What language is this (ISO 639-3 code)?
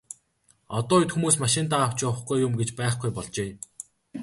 mon